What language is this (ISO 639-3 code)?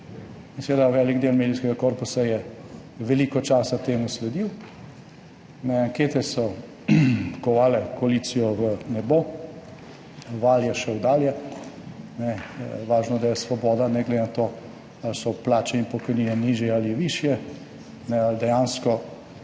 slv